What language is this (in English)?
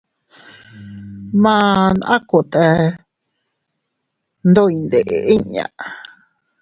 Teutila Cuicatec